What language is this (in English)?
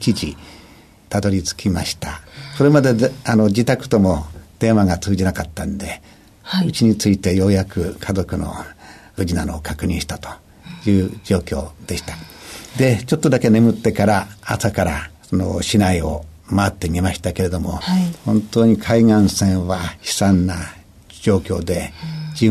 Japanese